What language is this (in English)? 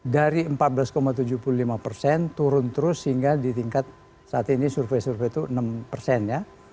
Indonesian